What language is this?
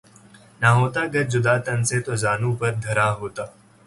Urdu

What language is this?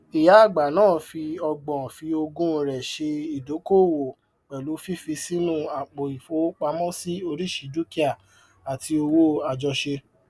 Yoruba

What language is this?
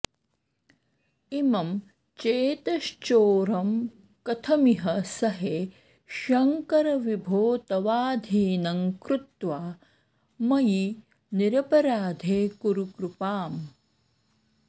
Sanskrit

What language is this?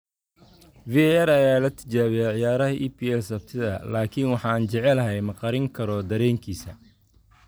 Somali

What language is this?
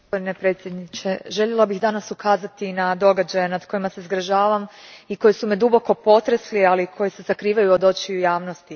Croatian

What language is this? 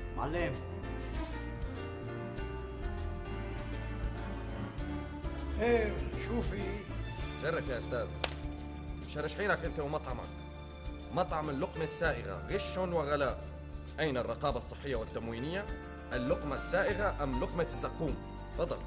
Arabic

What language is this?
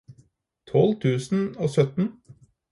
Norwegian Bokmål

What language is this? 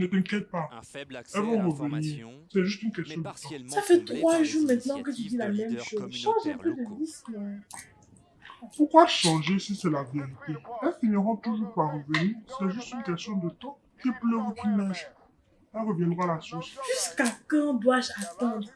French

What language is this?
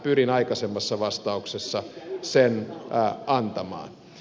Finnish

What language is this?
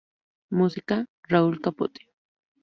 Spanish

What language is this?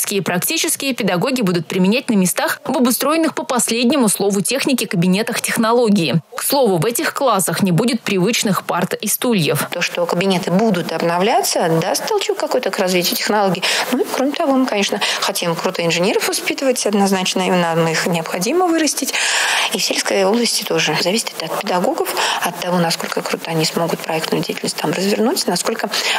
Russian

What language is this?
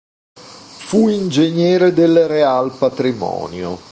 Italian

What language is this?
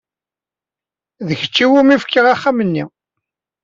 Kabyle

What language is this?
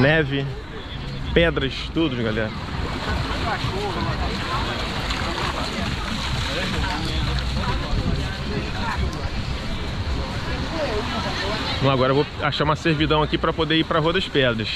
Portuguese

